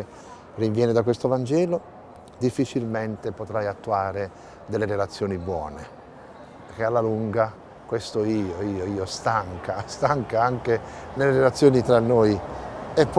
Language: Italian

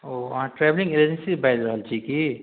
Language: Maithili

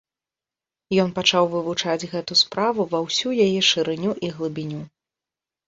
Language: Belarusian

